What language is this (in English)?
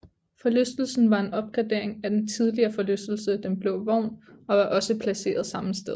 Danish